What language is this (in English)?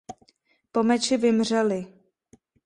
Czech